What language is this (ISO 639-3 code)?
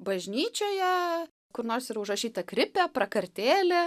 lit